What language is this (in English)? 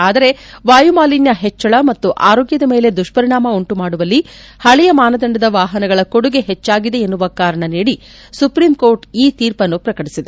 Kannada